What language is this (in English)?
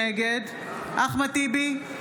Hebrew